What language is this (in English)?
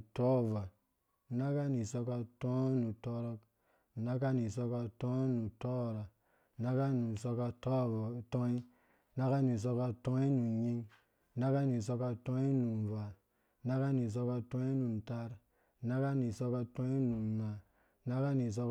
Dũya